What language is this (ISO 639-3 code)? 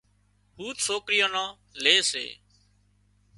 kxp